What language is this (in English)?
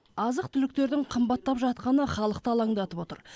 Kazakh